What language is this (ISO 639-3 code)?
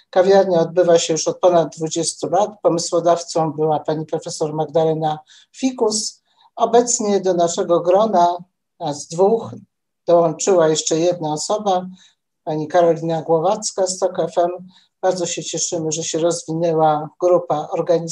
pol